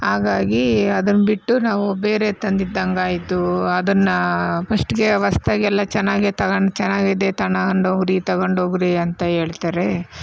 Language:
Kannada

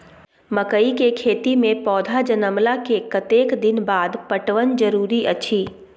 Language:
Maithili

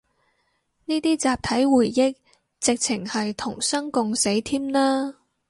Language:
Cantonese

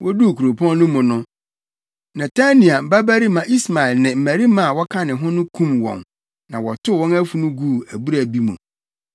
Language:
Akan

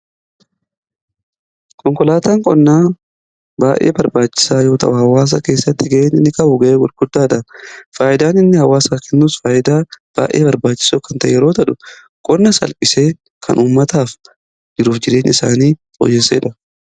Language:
Oromo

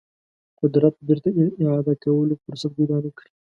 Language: Pashto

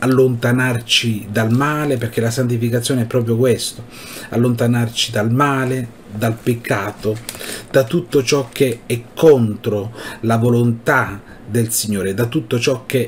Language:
Italian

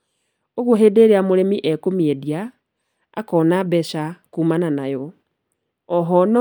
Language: Kikuyu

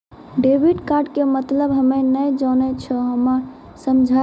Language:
Maithili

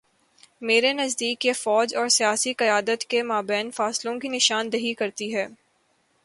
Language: Urdu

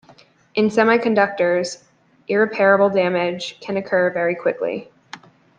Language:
English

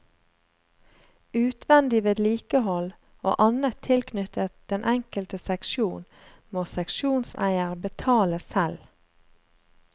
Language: Norwegian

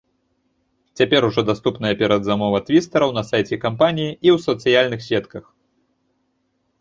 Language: Belarusian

